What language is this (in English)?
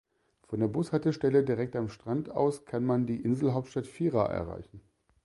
German